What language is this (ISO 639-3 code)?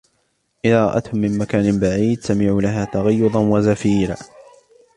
ara